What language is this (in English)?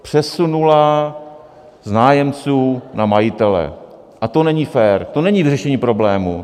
Czech